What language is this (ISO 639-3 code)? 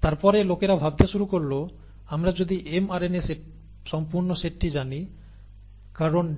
ben